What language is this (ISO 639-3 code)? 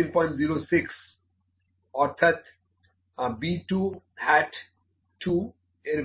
ben